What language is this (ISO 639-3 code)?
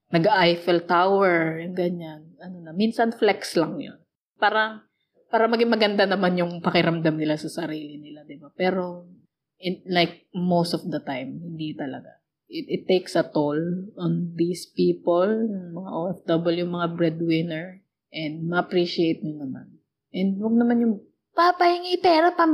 fil